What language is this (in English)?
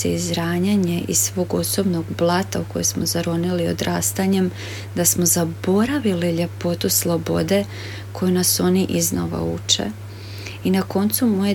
Croatian